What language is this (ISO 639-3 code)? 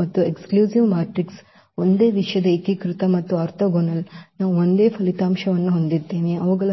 kan